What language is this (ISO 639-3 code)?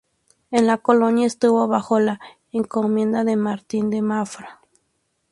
spa